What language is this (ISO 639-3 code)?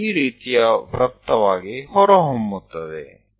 kan